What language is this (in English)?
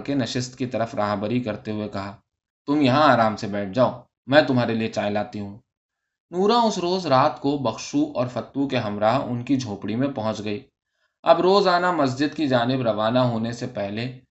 Urdu